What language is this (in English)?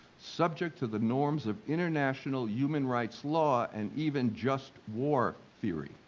English